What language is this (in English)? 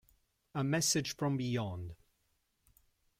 Italian